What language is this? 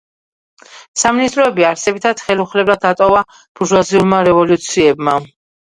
Georgian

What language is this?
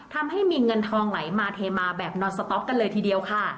Thai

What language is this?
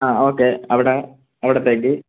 Malayalam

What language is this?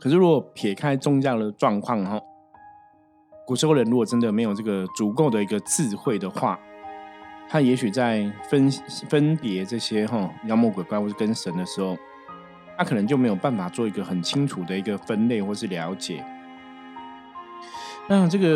Chinese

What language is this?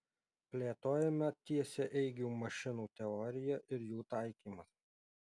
Lithuanian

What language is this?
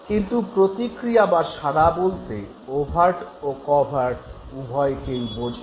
Bangla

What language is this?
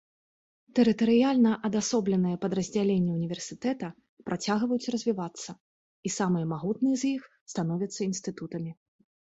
Belarusian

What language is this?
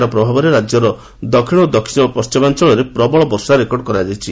Odia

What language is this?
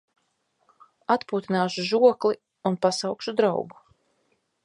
Latvian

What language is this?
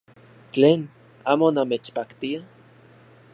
Central Puebla Nahuatl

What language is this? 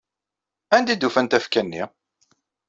Kabyle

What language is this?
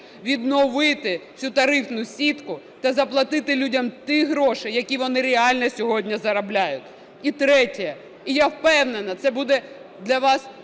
Ukrainian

